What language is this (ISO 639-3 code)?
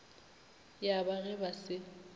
nso